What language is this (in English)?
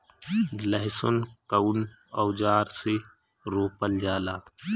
Bhojpuri